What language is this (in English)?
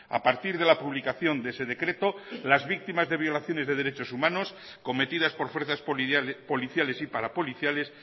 Spanish